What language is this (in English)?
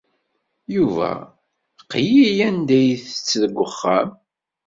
Kabyle